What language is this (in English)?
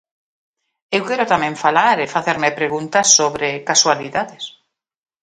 Galician